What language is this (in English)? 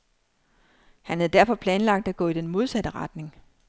Danish